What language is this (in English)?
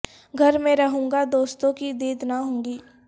Urdu